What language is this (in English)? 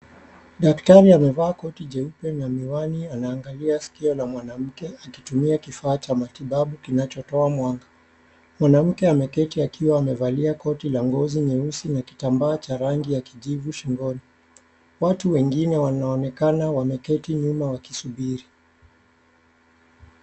Swahili